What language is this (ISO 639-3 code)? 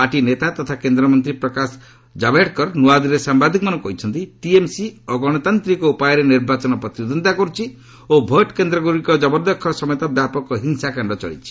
ori